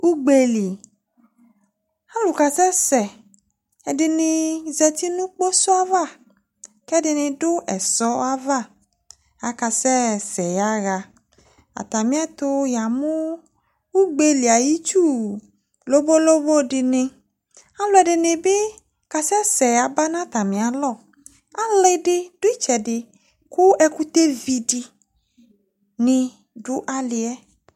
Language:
Ikposo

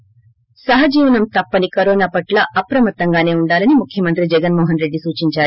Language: Telugu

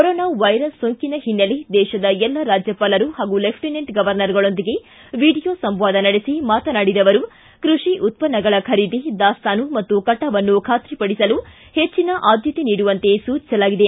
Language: Kannada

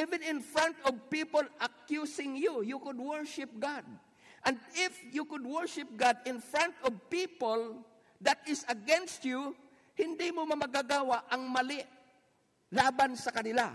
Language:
Filipino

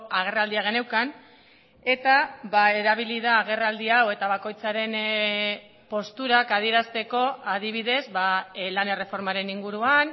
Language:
Basque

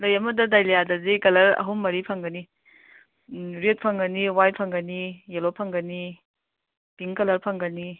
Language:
Manipuri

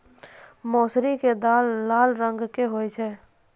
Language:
Maithili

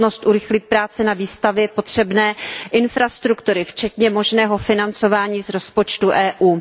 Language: Czech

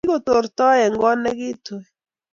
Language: Kalenjin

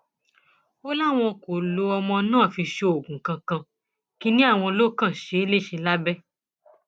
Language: Yoruba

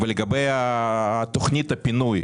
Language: Hebrew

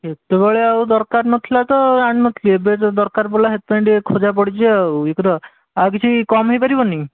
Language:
Odia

